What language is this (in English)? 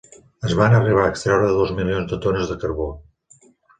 Catalan